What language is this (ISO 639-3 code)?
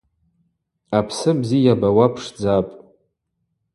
abq